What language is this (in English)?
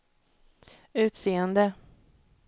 Swedish